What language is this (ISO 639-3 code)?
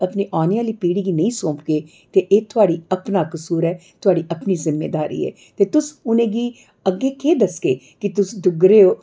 doi